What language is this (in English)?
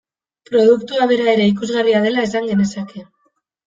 Basque